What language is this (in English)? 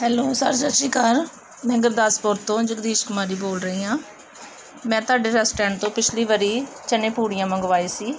Punjabi